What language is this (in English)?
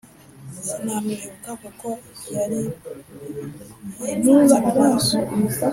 Kinyarwanda